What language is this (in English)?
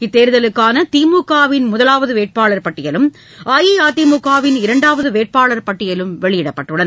Tamil